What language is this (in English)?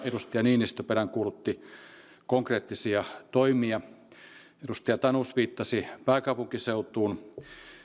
Finnish